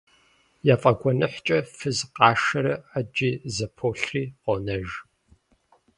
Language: Kabardian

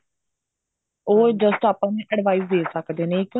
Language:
Punjabi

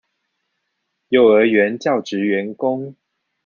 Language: Chinese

